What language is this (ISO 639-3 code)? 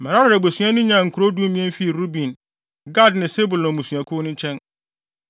aka